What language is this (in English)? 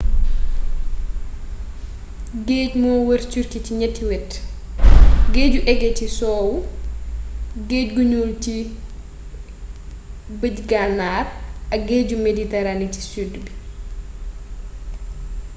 Wolof